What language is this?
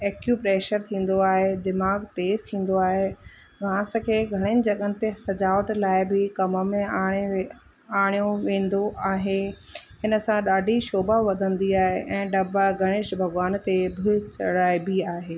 Sindhi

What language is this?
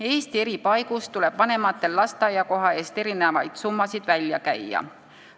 Estonian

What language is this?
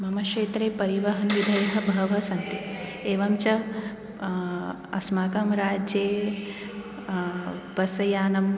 Sanskrit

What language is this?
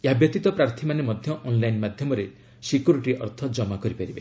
Odia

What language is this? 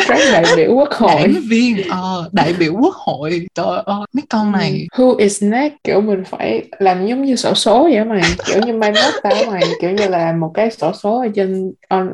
Vietnamese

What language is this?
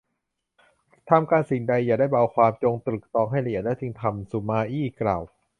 Thai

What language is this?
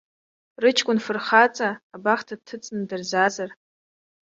Abkhazian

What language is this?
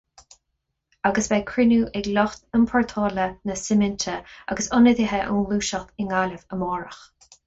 Irish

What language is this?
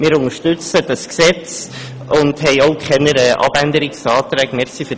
Swiss German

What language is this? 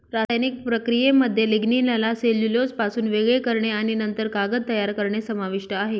Marathi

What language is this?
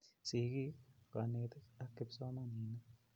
Kalenjin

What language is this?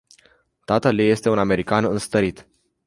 Romanian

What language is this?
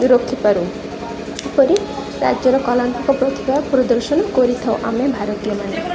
Odia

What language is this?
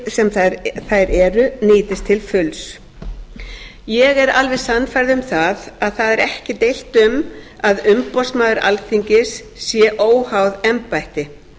Icelandic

